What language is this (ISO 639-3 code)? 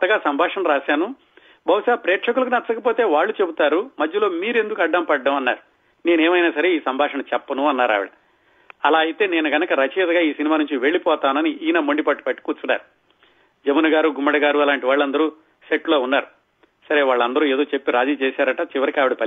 tel